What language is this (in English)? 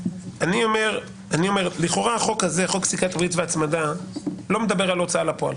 Hebrew